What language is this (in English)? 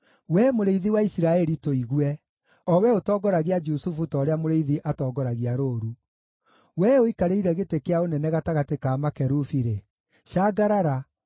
Kikuyu